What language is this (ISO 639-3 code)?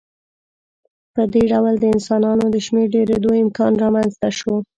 pus